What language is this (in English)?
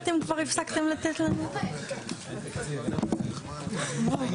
Hebrew